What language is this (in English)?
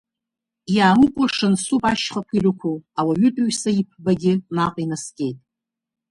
Abkhazian